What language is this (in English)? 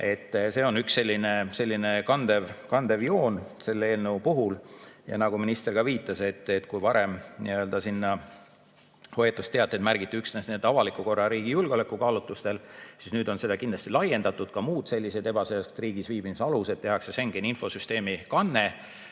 Estonian